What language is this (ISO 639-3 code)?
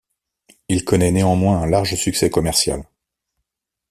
fra